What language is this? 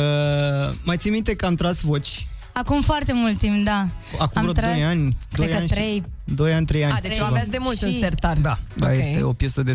Romanian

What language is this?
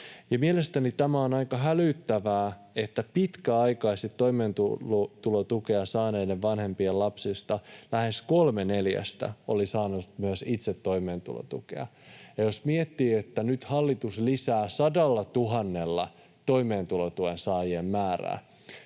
Finnish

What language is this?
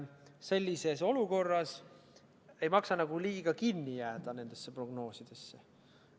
Estonian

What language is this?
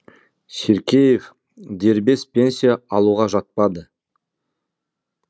Kazakh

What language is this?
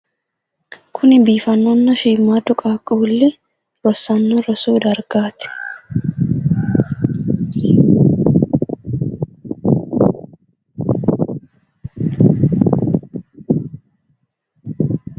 Sidamo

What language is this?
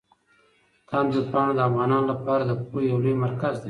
Pashto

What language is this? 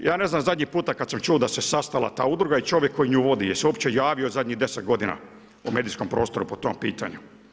Croatian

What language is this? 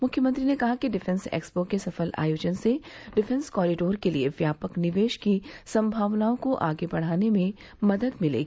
Hindi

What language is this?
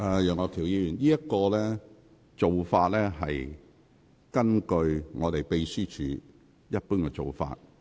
Cantonese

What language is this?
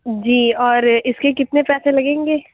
Urdu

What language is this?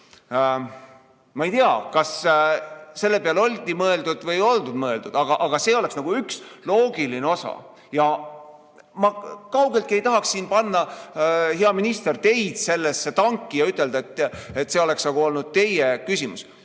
Estonian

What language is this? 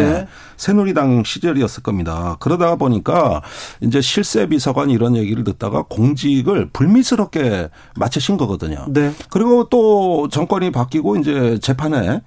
Korean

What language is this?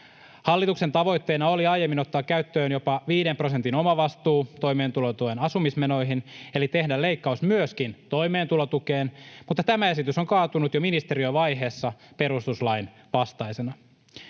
Finnish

